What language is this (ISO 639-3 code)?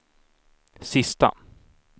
swe